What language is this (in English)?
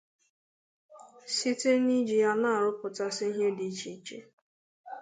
Igbo